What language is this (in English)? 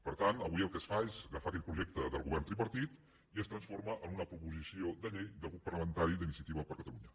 Catalan